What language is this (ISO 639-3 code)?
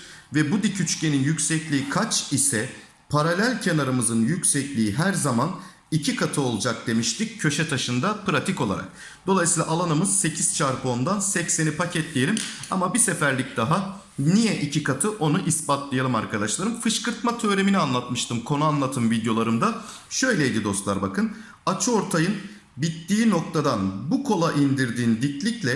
tur